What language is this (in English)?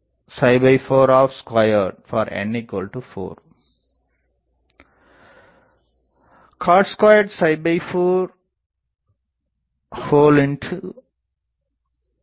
Tamil